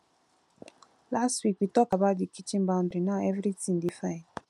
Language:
Nigerian Pidgin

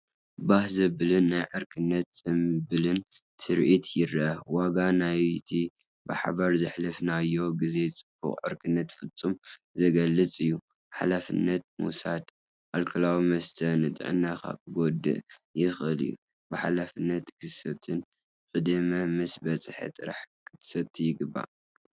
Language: Tigrinya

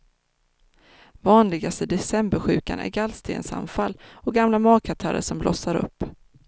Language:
Swedish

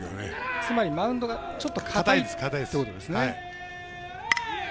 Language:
Japanese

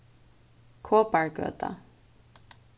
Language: Faroese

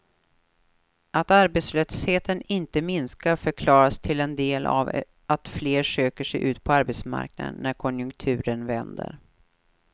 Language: Swedish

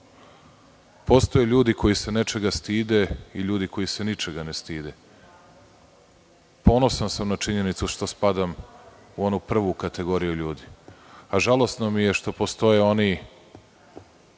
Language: Serbian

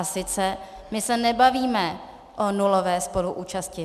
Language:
Czech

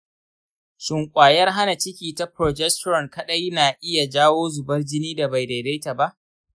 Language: Hausa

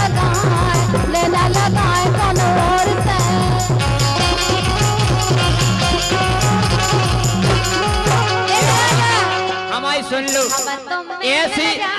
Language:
Hindi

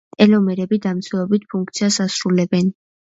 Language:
Georgian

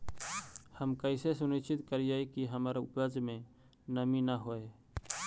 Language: Magahi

